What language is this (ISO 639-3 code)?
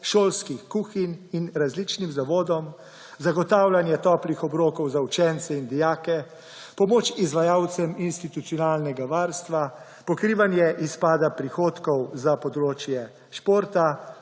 slv